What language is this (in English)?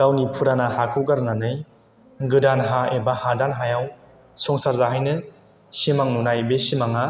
Bodo